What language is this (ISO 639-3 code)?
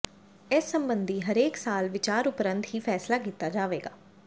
pan